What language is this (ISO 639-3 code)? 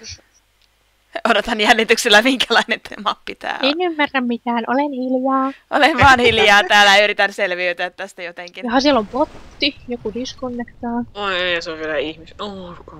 fin